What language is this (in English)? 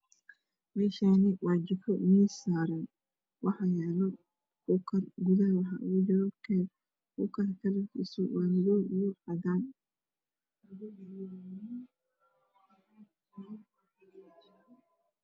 Somali